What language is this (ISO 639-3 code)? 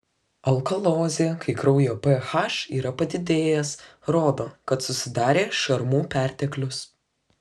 lit